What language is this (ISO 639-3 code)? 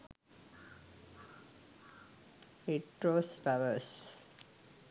sin